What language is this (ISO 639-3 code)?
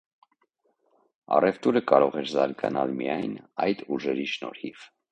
hye